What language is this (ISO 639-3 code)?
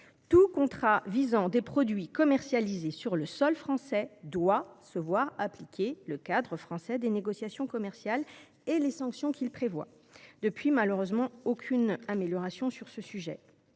fra